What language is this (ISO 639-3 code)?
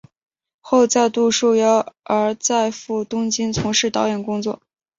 zho